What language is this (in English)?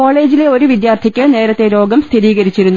Malayalam